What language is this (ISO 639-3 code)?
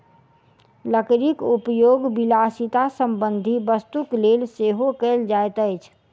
mai